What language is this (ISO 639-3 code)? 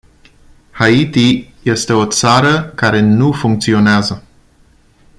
ron